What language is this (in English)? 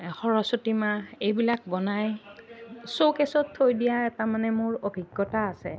Assamese